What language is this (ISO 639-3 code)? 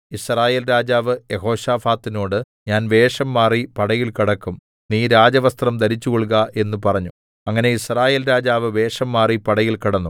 mal